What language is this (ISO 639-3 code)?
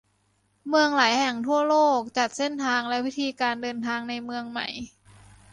tha